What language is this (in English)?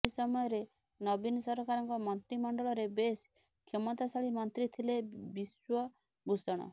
Odia